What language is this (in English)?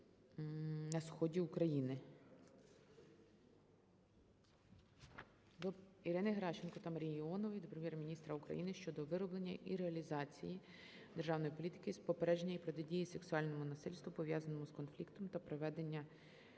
Ukrainian